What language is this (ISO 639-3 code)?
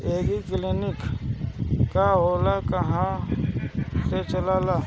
bho